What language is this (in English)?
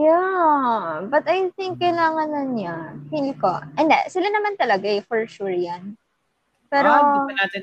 Filipino